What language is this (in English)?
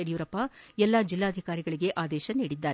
Kannada